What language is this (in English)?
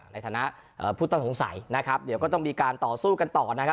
Thai